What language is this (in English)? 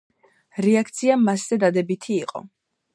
Georgian